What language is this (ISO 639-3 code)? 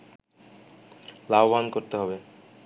ben